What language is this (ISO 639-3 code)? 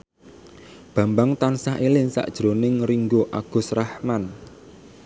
jav